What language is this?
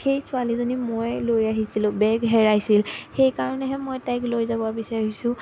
Assamese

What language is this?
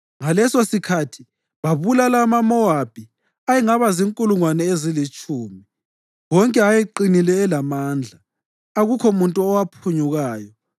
North Ndebele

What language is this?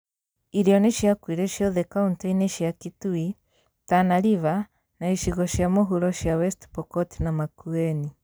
Kikuyu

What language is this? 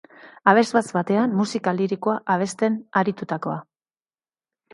Basque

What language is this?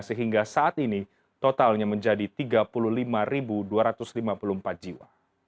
Indonesian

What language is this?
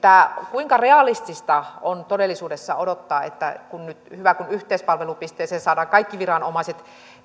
Finnish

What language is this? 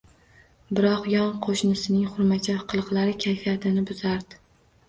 Uzbek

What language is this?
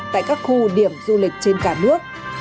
Vietnamese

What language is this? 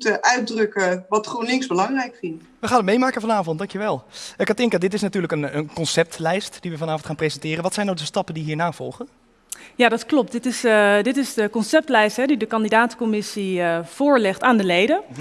Dutch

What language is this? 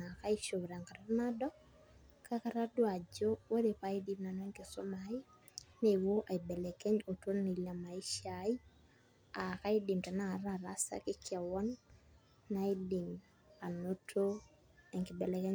Masai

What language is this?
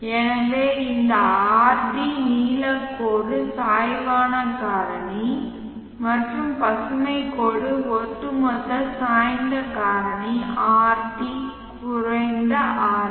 Tamil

